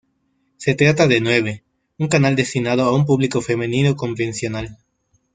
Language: Spanish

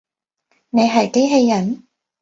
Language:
Cantonese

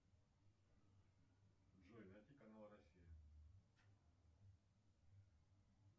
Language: Russian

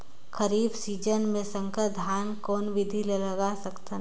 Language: Chhattisgarhi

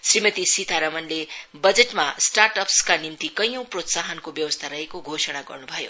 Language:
Nepali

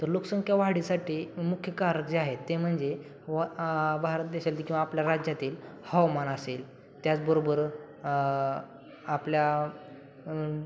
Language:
Marathi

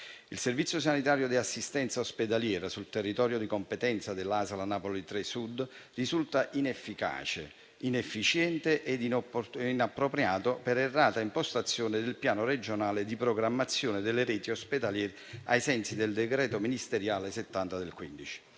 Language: Italian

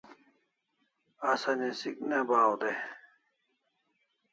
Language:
Kalasha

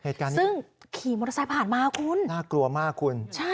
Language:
Thai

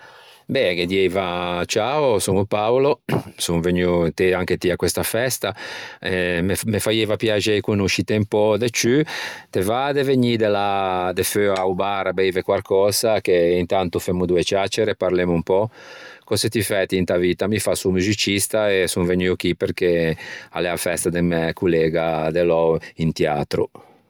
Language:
Ligurian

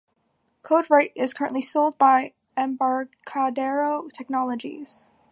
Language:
English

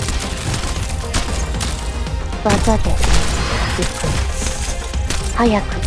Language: Japanese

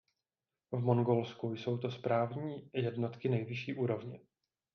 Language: Czech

